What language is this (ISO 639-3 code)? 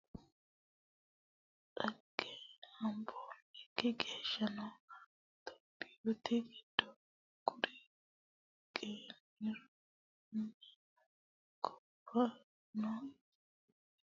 sid